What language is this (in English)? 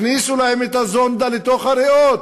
Hebrew